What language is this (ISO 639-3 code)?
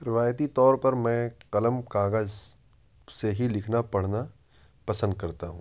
urd